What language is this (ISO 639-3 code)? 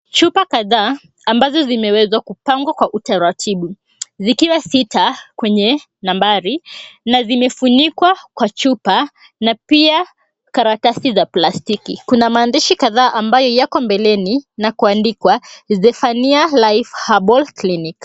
swa